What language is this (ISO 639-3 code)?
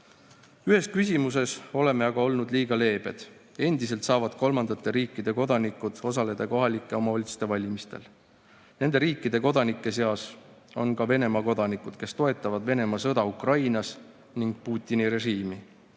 est